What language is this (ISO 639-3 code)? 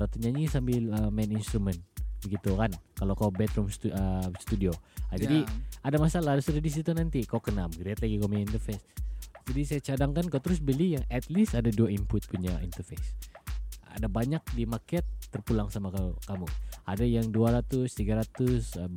msa